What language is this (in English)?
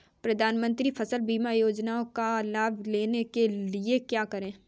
Hindi